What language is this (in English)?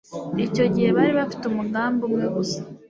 Kinyarwanda